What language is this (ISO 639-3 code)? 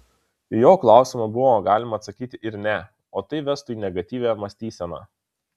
lit